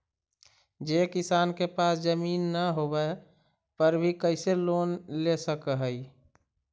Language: Magahi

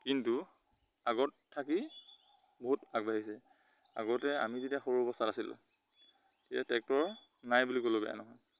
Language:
Assamese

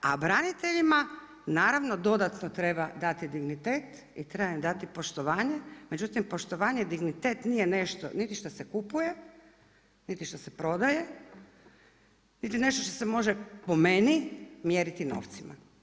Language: Croatian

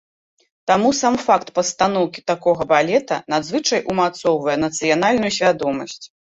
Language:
Belarusian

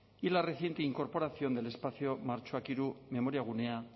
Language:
Spanish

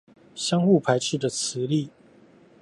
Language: Chinese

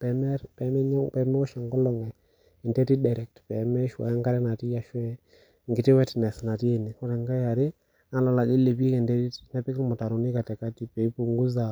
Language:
Masai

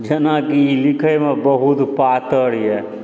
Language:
Maithili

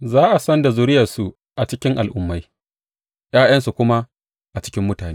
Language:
Hausa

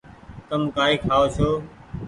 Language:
Goaria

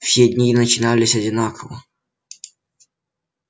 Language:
Russian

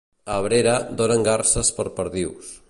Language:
Catalan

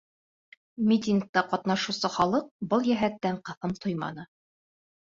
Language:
Bashkir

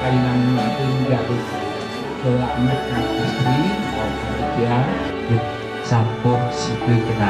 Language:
Indonesian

